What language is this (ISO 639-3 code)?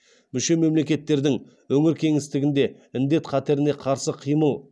kaz